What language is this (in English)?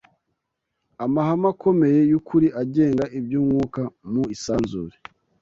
Kinyarwanda